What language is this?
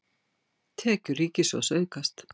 Icelandic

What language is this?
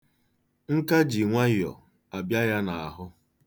Igbo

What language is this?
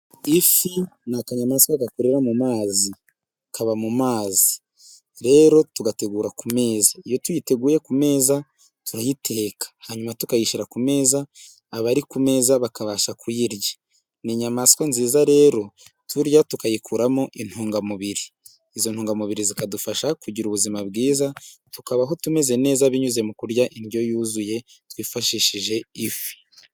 Kinyarwanda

